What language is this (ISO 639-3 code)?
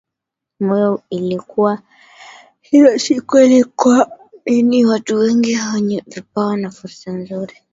swa